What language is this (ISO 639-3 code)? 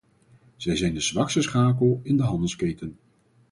nld